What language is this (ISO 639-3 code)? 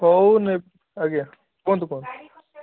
ori